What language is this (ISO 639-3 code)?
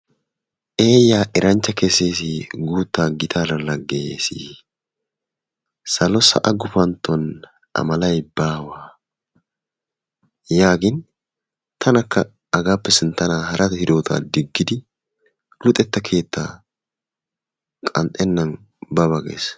wal